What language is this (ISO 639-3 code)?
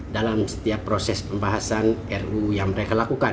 ind